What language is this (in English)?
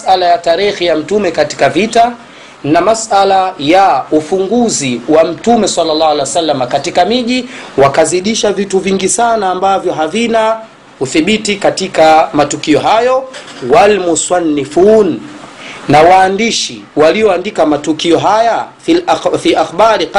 Swahili